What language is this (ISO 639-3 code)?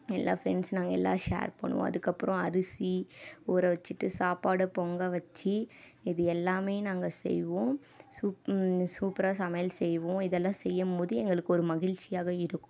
tam